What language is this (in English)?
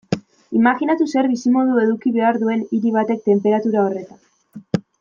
Basque